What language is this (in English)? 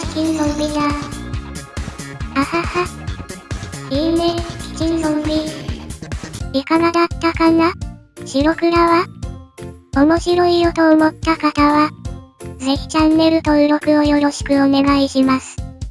Japanese